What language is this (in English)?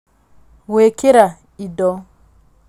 Kikuyu